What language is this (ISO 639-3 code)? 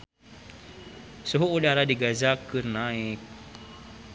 sun